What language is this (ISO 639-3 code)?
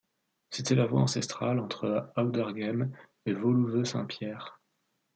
fra